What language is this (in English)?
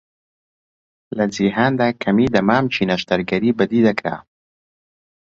Central Kurdish